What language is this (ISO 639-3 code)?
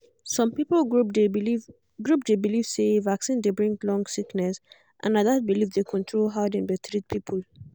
pcm